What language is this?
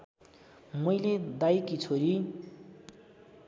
Nepali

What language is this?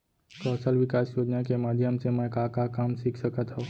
Chhattisgarhi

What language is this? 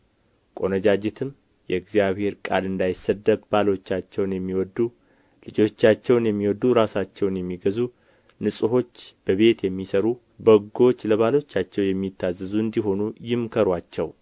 Amharic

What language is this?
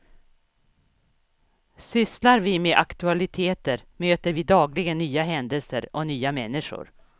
Swedish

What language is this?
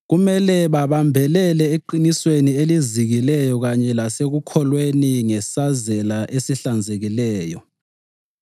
North Ndebele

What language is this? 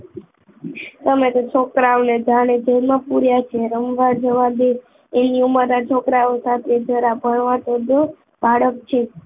Gujarati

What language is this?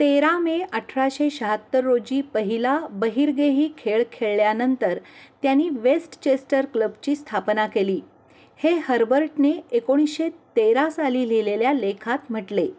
Marathi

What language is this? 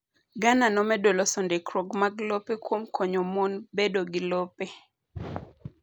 Luo (Kenya and Tanzania)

